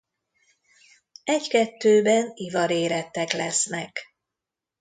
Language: Hungarian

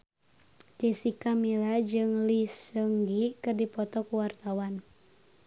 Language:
Sundanese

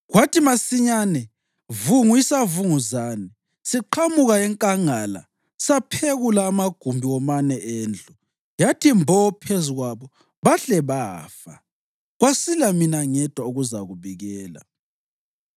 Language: North Ndebele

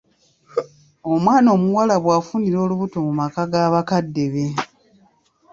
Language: Ganda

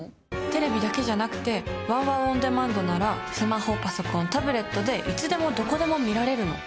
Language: Japanese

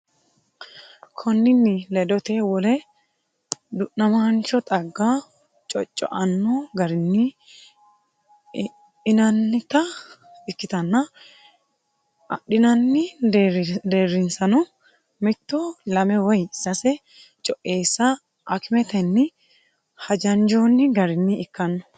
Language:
Sidamo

